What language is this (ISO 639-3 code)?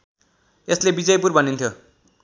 nep